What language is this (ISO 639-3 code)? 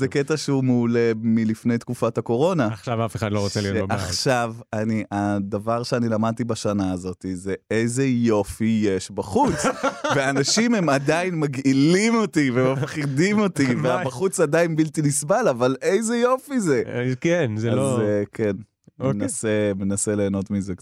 heb